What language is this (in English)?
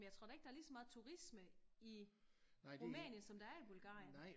Danish